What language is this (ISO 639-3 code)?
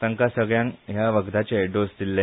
kok